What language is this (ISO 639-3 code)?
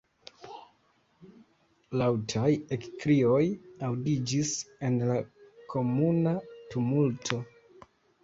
epo